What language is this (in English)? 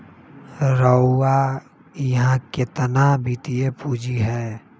Magahi